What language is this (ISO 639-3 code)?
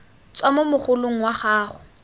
tsn